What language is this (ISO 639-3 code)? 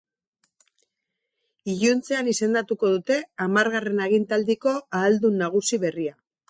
eus